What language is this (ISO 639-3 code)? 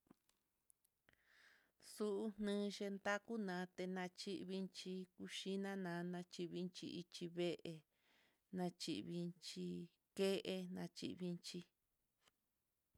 vmm